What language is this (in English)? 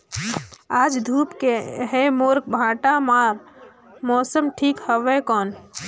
Chhattisgarhi